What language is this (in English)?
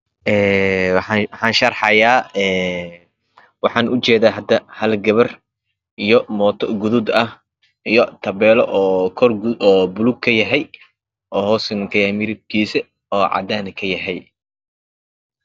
Somali